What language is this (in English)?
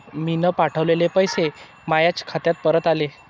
Marathi